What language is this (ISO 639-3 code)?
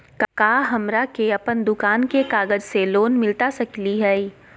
mag